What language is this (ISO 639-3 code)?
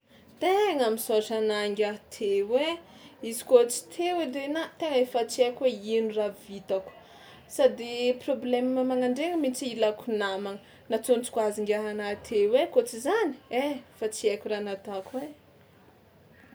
xmw